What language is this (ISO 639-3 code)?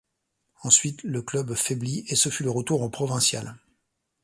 fra